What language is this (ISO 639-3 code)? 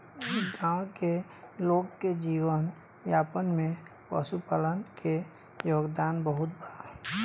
bho